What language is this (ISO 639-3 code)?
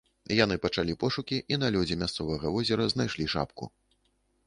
bel